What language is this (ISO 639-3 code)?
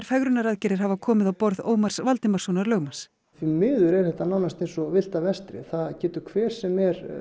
isl